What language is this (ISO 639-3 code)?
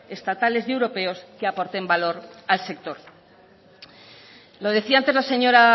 spa